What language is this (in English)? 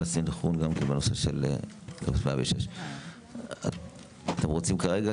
Hebrew